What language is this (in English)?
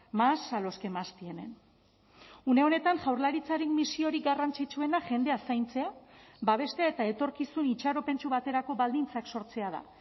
Basque